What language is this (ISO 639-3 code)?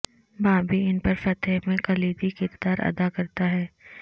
urd